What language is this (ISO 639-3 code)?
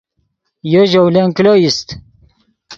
ydg